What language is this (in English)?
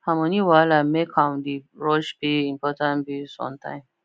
Nigerian Pidgin